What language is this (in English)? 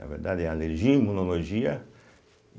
Portuguese